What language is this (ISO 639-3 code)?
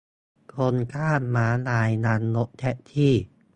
tha